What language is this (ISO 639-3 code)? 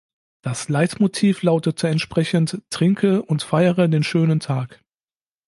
deu